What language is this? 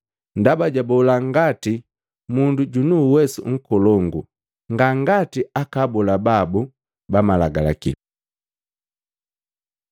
Matengo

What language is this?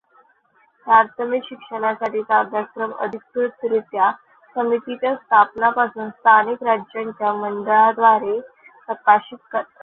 Marathi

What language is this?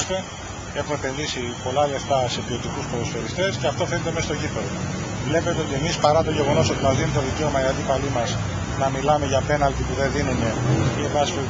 Greek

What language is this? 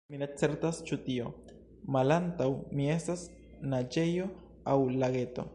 Esperanto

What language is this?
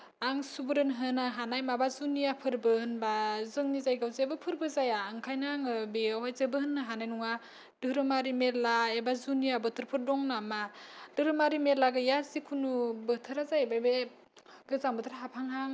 Bodo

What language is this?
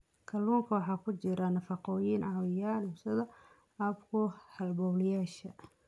Somali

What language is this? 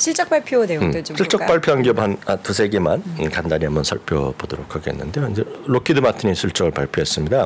Korean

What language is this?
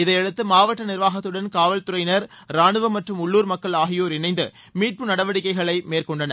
Tamil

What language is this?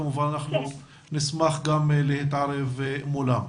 Hebrew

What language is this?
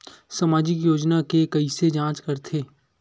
Chhattisgarhi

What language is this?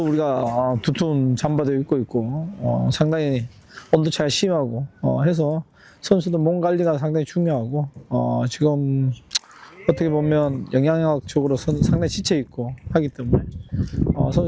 Indonesian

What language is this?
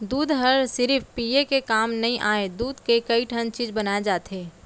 Chhattisgarhi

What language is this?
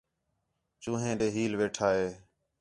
Khetrani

